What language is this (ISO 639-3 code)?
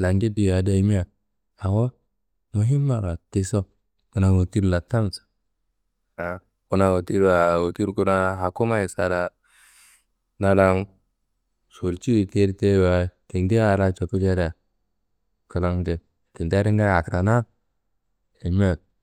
kbl